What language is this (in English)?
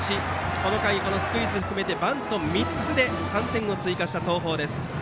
Japanese